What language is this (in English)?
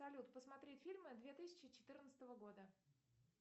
Russian